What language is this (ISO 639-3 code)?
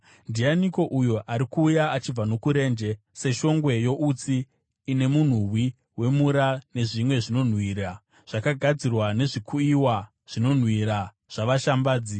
sna